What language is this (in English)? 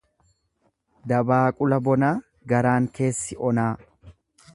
Oromo